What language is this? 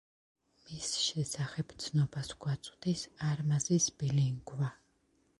Georgian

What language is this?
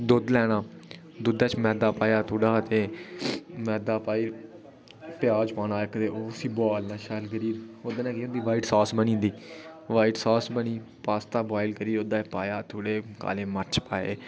Dogri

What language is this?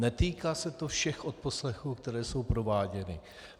Czech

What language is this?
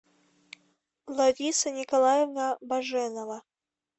Russian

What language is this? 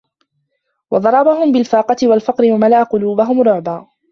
Arabic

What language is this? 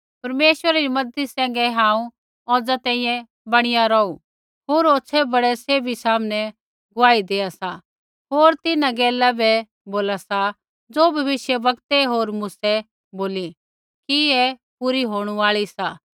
Kullu Pahari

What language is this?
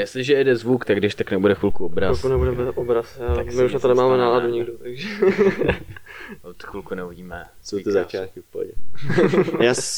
Czech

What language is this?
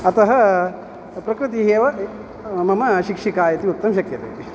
Sanskrit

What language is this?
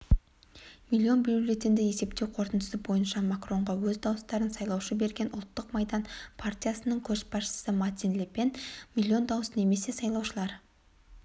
Kazakh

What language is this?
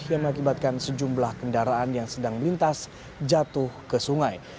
Indonesian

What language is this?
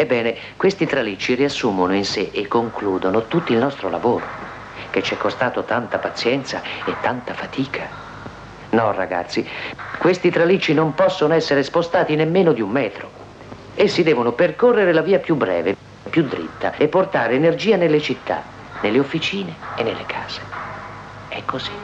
Italian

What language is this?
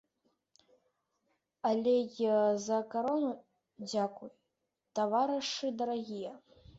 Belarusian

